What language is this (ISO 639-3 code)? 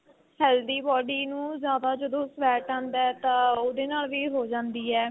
pan